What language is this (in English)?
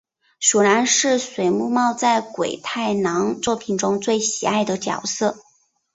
Chinese